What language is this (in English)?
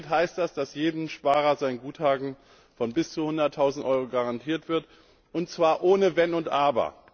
German